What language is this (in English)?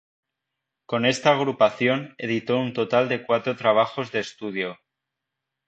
Spanish